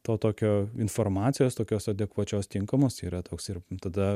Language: Lithuanian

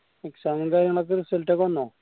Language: Malayalam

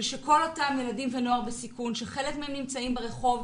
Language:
Hebrew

